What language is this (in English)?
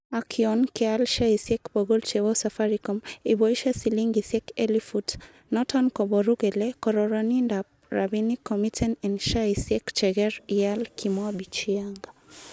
Kalenjin